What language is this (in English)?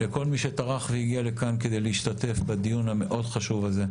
Hebrew